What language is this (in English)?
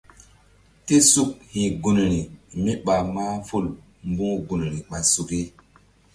Mbum